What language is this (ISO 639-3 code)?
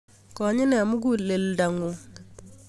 kln